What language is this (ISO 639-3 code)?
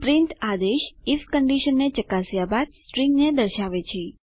guj